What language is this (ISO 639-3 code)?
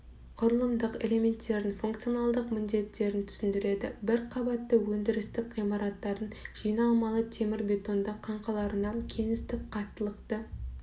kaz